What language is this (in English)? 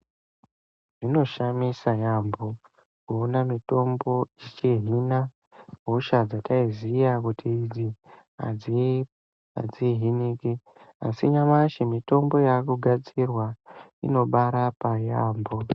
Ndau